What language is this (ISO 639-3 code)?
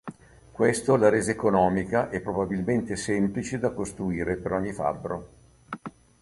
ita